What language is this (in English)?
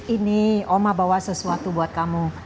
Indonesian